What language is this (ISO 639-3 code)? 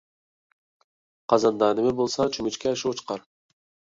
uig